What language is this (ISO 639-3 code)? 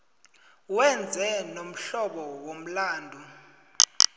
nbl